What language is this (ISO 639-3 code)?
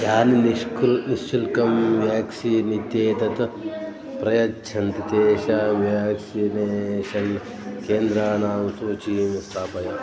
san